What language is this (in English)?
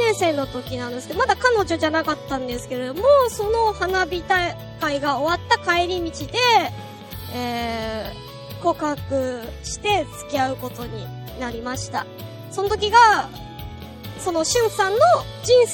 Japanese